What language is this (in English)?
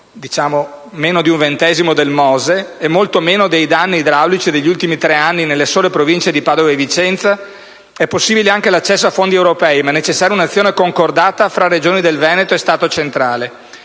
Italian